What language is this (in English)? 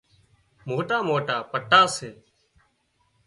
Wadiyara Koli